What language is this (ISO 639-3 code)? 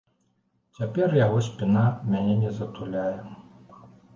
bel